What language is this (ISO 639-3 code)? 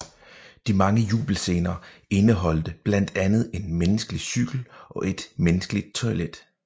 dan